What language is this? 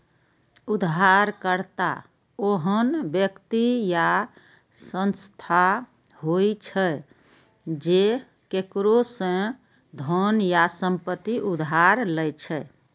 Maithili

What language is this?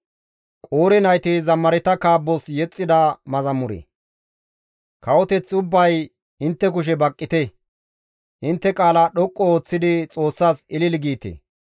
Gamo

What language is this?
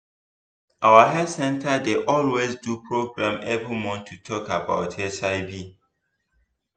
Nigerian Pidgin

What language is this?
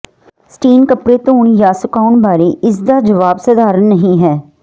Punjabi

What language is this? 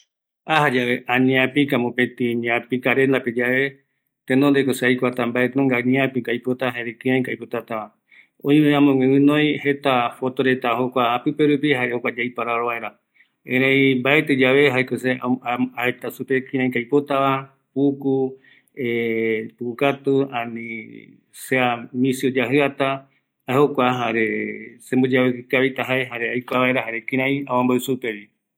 Eastern Bolivian Guaraní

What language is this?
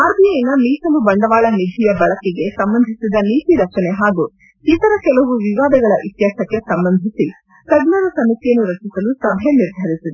Kannada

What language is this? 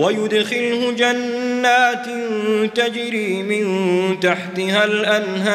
Arabic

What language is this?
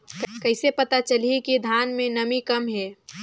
Chhattisgarhi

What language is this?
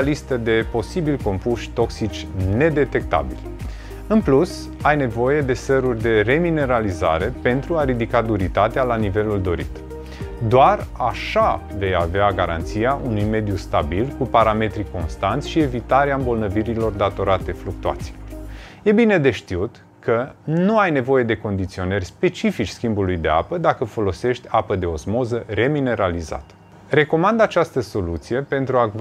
Romanian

